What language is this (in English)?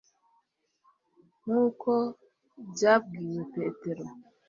Kinyarwanda